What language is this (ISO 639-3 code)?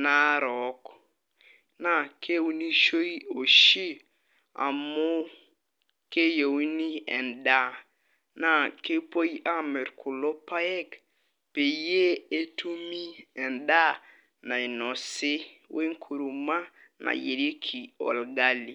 mas